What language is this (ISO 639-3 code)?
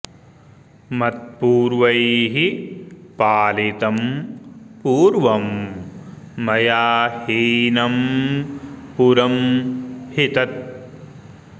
san